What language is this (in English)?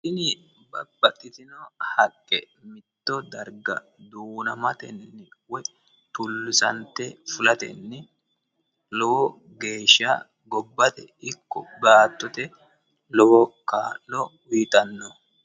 Sidamo